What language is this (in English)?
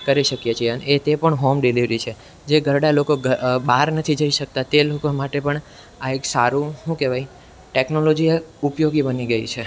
Gujarati